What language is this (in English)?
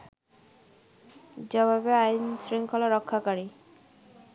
Bangla